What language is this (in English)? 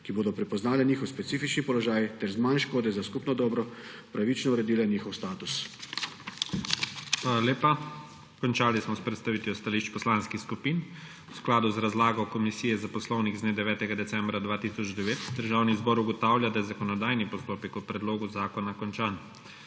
Slovenian